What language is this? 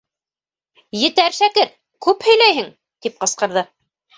Bashkir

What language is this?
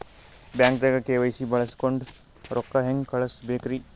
Kannada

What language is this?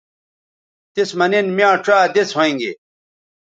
Bateri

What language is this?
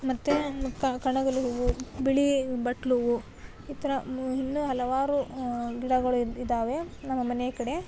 Kannada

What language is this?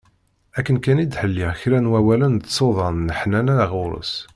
Kabyle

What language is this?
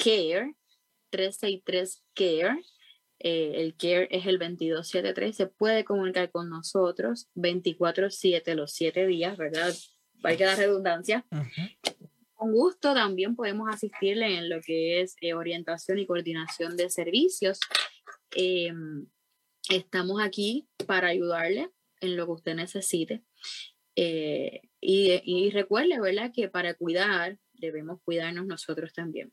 Spanish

